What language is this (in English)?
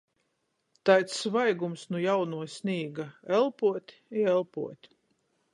Latgalian